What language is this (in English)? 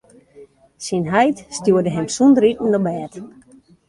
Western Frisian